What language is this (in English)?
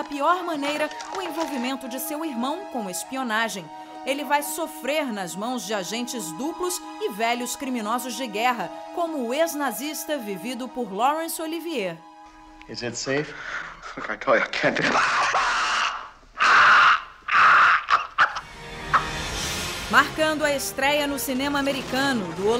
Portuguese